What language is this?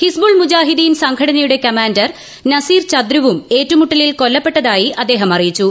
Malayalam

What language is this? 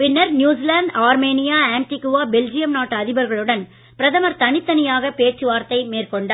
Tamil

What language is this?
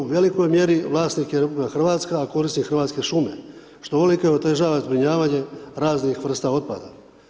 Croatian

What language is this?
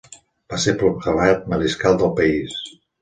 Catalan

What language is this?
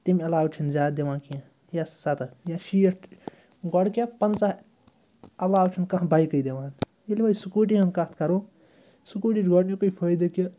Kashmiri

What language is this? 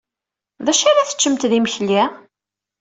Kabyle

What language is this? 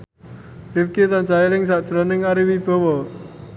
Javanese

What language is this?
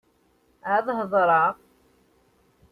Kabyle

